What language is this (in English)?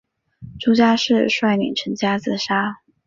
Chinese